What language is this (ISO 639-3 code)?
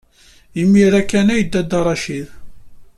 kab